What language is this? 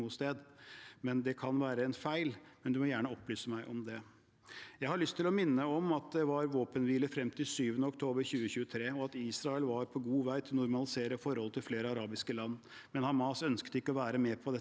Norwegian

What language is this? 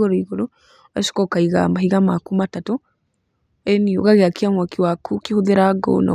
Kikuyu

